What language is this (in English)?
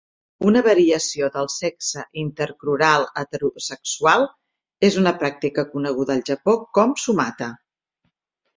Catalan